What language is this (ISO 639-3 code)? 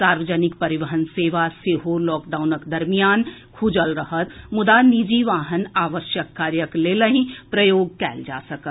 mai